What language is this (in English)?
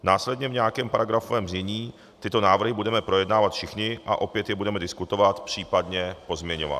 Czech